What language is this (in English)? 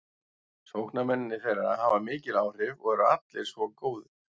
Icelandic